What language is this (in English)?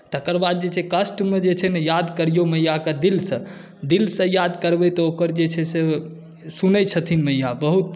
Maithili